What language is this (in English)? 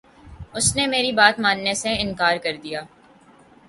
Urdu